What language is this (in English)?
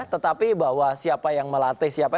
Indonesian